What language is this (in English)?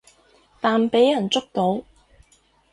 Cantonese